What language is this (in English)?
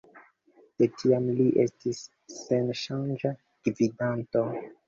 Esperanto